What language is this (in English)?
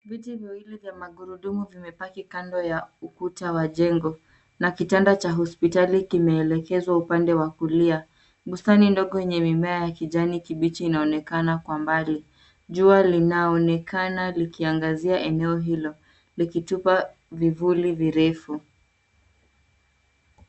Swahili